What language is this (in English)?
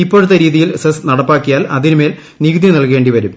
Malayalam